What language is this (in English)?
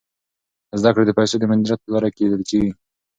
Pashto